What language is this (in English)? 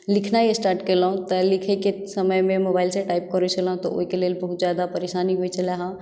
Maithili